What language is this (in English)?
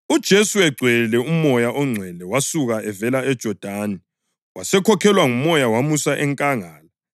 North Ndebele